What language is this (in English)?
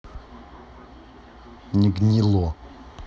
Russian